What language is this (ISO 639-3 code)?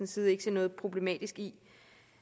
dan